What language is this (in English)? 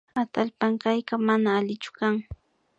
Imbabura Highland Quichua